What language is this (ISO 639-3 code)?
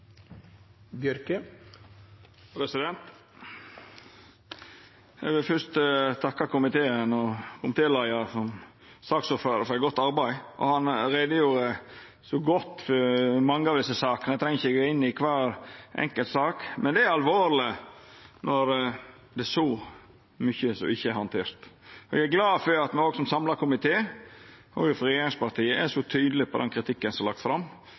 nno